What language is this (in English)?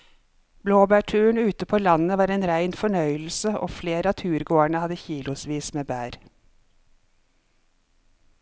Norwegian